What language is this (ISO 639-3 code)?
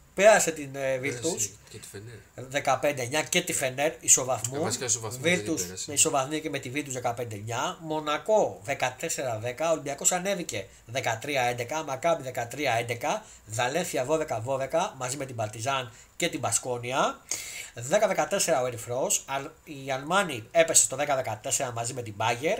ell